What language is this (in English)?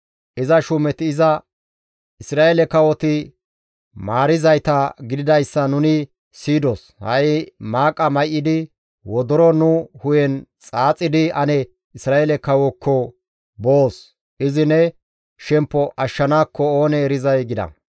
Gamo